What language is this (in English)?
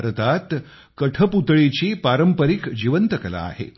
Marathi